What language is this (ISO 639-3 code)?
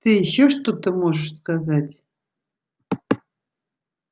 rus